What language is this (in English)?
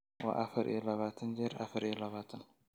Somali